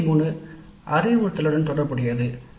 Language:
Tamil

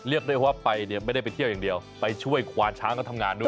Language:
Thai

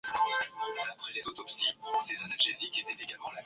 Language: Swahili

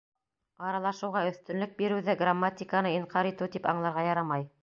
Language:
Bashkir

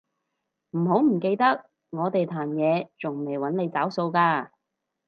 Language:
Cantonese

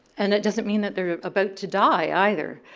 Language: English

